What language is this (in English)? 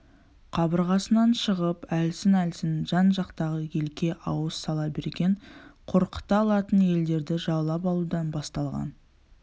Kazakh